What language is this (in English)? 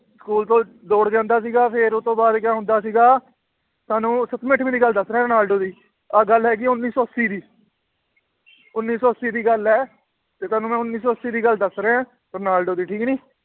Punjabi